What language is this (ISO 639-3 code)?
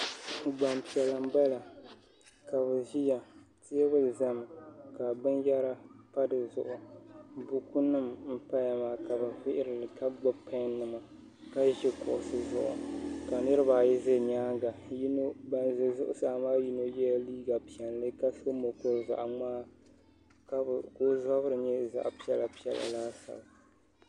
dag